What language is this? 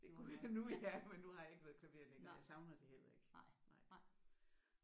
Danish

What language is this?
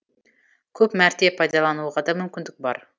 Kazakh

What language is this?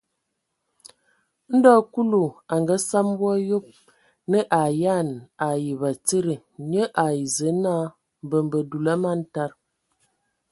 Ewondo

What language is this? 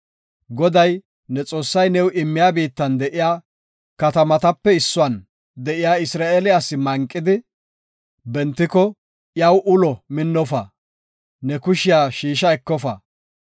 Gofa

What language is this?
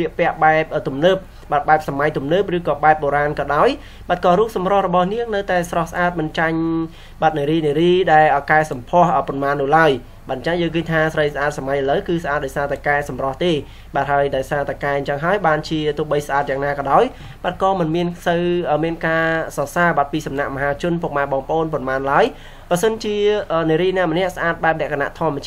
Thai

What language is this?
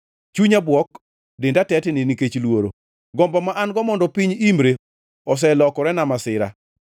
Luo (Kenya and Tanzania)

